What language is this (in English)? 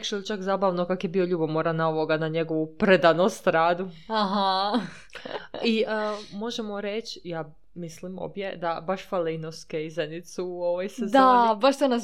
Croatian